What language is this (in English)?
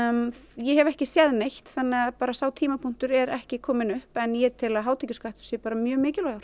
Icelandic